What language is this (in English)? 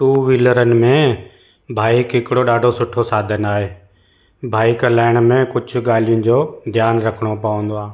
Sindhi